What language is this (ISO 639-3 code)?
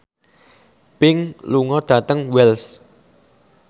jav